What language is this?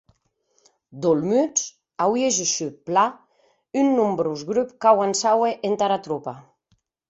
Occitan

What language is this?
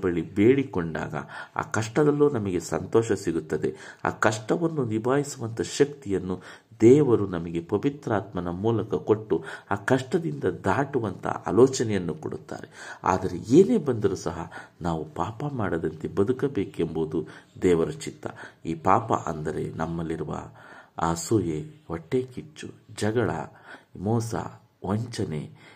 Kannada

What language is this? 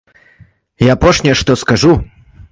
Belarusian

